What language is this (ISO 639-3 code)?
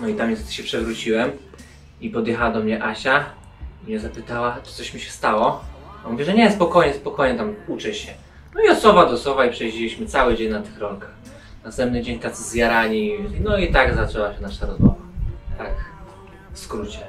pol